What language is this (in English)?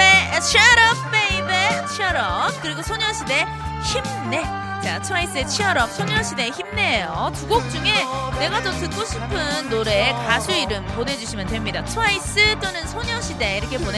Korean